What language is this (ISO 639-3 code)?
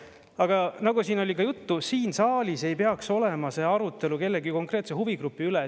est